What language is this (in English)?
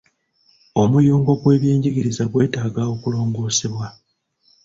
Ganda